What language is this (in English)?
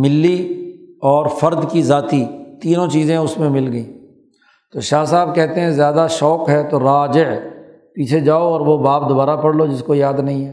Urdu